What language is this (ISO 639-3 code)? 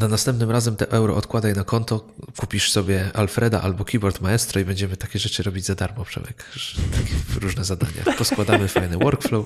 pol